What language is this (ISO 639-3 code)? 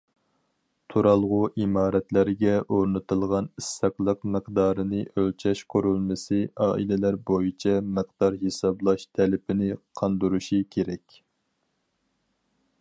uig